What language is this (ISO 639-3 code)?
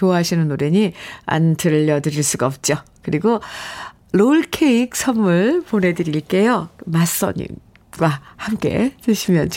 kor